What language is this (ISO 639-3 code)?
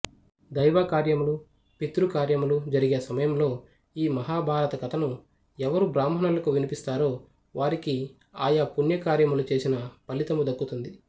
tel